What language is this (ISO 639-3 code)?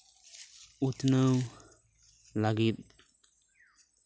sat